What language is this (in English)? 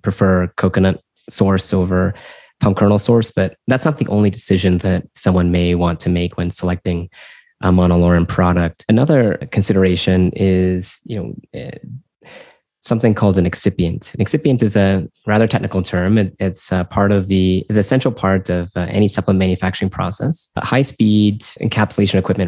English